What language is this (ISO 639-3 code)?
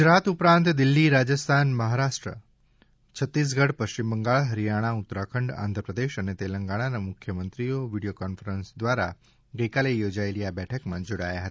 guj